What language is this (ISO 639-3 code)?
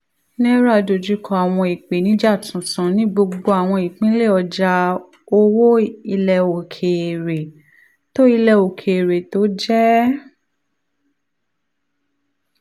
yor